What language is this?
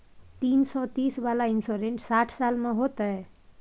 Maithili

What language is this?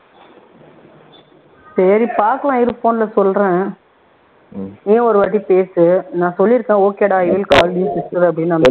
Tamil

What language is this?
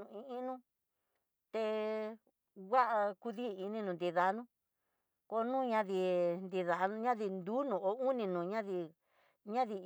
Tidaá Mixtec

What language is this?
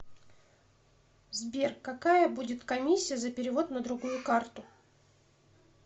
Russian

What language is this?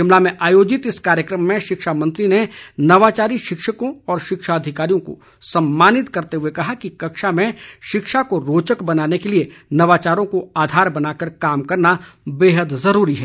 Hindi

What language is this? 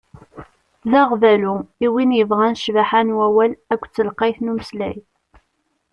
Kabyle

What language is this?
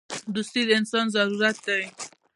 Pashto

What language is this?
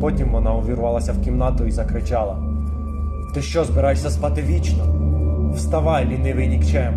Ukrainian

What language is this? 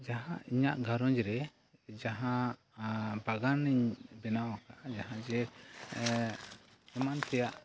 Santali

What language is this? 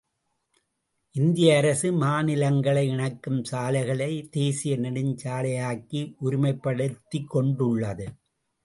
Tamil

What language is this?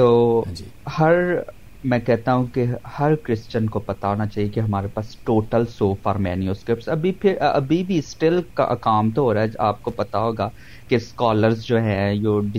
Punjabi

